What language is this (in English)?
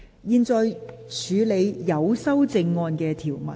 Cantonese